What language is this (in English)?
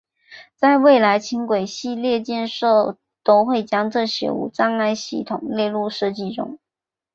Chinese